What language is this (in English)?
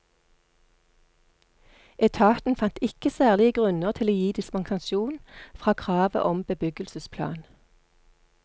Norwegian